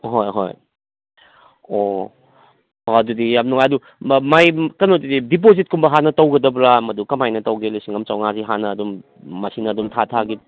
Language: Manipuri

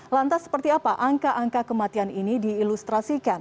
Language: Indonesian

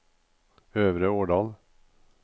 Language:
Norwegian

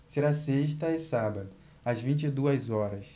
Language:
Portuguese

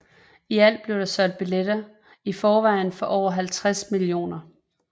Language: Danish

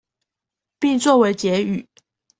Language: Chinese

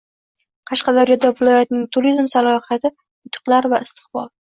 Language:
Uzbek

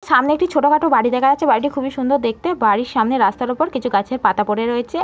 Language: Bangla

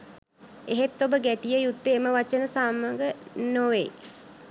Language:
Sinhala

